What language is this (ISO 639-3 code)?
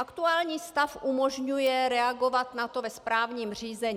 ces